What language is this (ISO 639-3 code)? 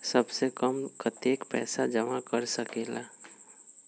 mag